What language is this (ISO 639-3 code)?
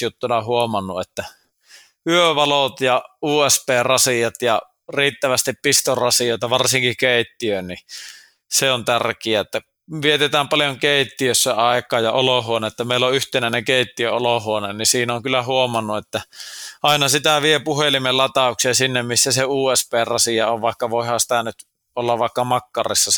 fin